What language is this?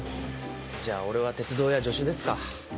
Japanese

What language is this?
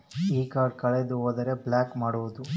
Kannada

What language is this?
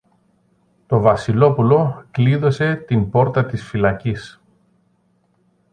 Greek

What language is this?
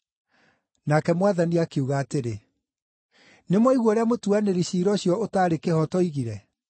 Kikuyu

